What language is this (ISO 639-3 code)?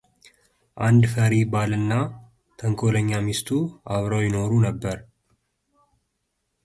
amh